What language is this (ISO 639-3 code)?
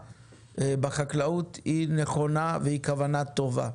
heb